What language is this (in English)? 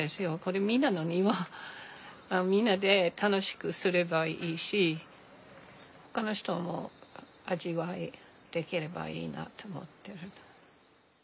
Japanese